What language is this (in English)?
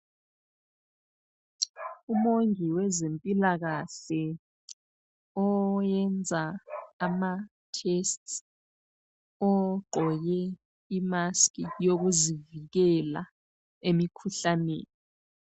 North Ndebele